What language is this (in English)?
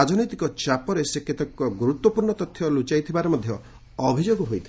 Odia